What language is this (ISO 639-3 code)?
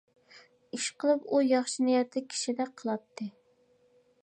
uig